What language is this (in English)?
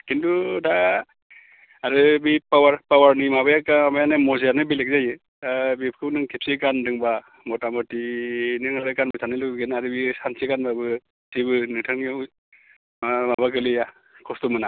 Bodo